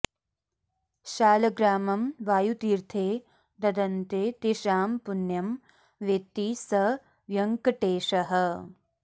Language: Sanskrit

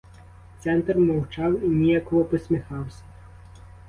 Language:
Ukrainian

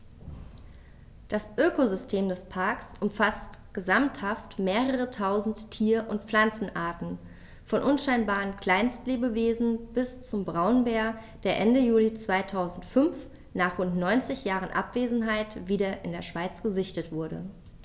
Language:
German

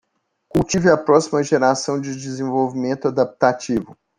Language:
Portuguese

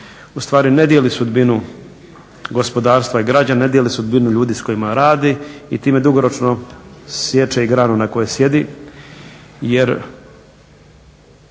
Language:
Croatian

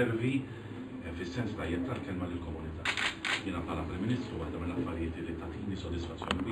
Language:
Italian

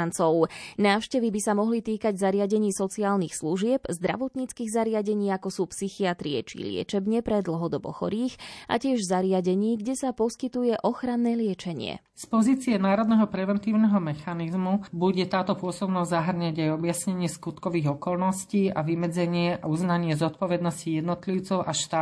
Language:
Slovak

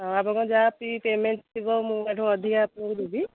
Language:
Odia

